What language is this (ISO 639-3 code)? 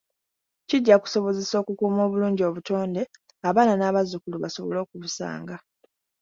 lug